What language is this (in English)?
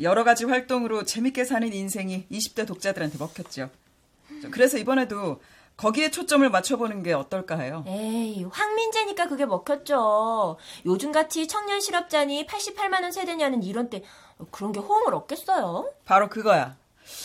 Korean